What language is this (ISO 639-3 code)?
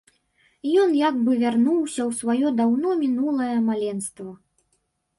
bel